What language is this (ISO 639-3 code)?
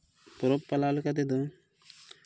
sat